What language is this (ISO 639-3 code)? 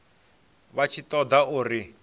ven